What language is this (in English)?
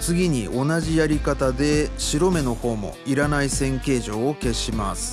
Japanese